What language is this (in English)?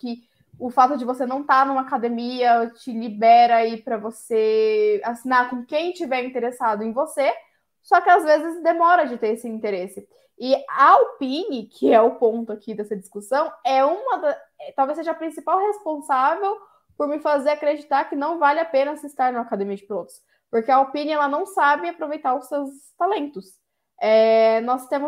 Portuguese